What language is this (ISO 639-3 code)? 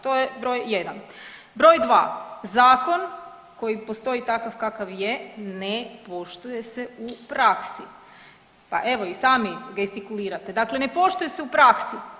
hrv